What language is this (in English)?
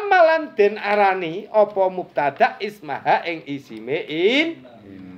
Indonesian